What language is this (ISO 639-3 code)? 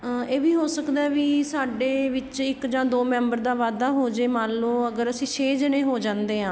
pan